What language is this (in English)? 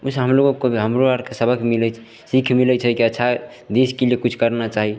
Maithili